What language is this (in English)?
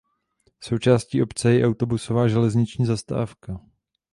Czech